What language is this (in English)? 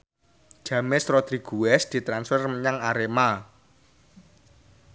Javanese